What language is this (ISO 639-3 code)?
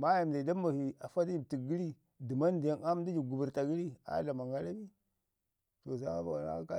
ngi